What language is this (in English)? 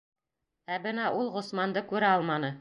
Bashkir